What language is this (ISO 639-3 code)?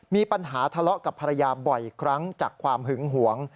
tha